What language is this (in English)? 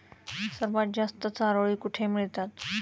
Marathi